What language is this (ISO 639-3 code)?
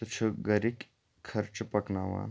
kas